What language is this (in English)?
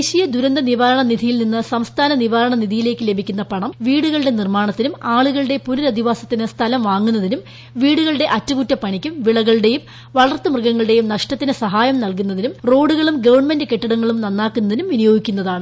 Malayalam